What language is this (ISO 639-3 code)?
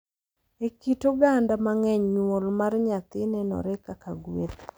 luo